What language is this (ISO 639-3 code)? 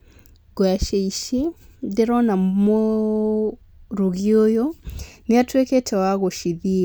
kik